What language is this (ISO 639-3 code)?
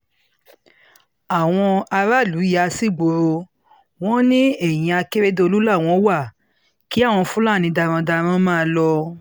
yor